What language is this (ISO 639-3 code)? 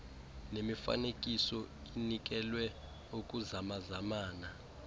xho